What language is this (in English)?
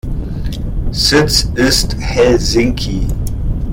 German